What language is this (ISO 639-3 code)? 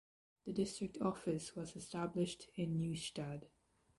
eng